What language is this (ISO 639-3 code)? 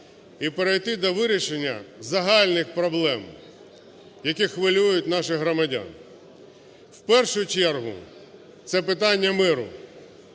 ukr